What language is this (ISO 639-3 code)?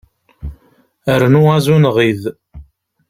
kab